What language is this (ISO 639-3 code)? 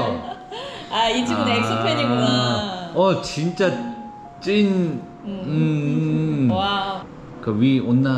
kor